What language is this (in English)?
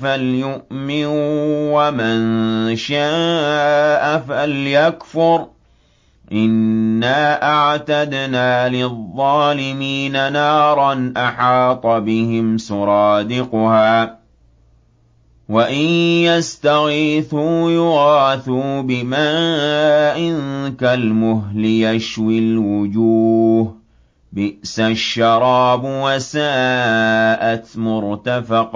Arabic